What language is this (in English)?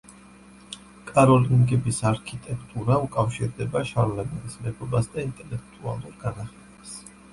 Georgian